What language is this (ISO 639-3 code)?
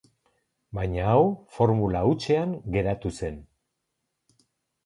eus